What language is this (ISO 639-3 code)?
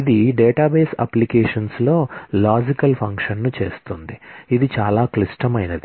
tel